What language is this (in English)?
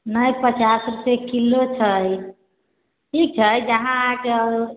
Maithili